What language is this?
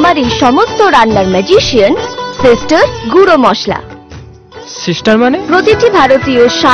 Hindi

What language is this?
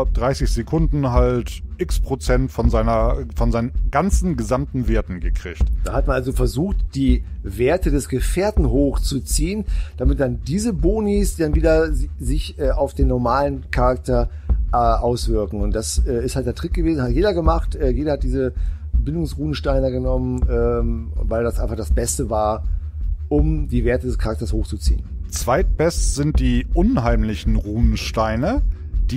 German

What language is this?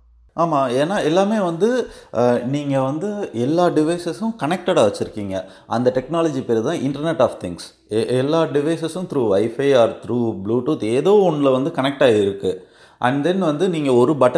Tamil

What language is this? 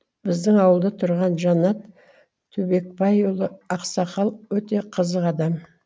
Kazakh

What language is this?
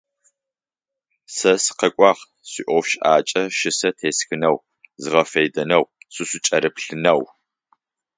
Adyghe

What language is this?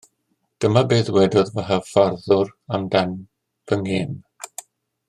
Welsh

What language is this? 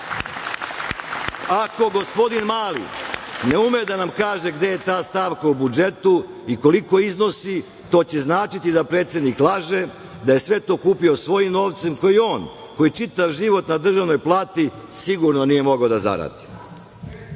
Serbian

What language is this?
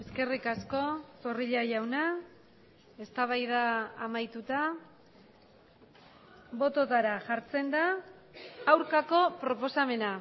Basque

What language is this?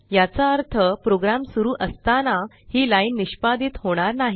Marathi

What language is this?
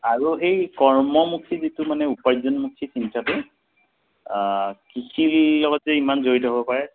Assamese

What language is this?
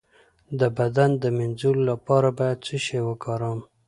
Pashto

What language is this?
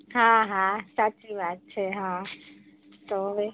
Gujarati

